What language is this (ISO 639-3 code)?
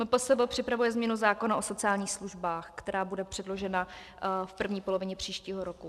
ces